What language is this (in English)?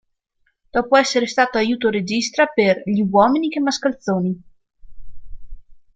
Italian